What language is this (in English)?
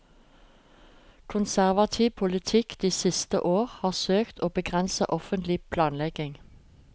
Norwegian